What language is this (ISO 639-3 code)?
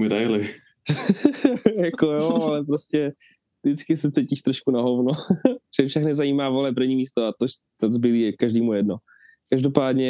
ces